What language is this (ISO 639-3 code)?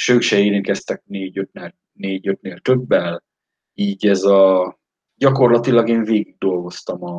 hun